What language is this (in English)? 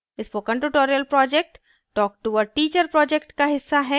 Hindi